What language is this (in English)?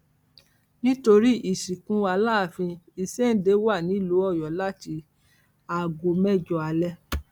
Yoruba